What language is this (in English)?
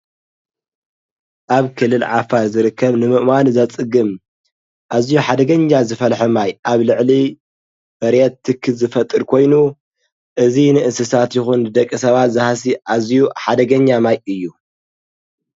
Tigrinya